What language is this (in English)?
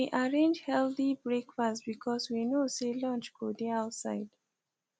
Nigerian Pidgin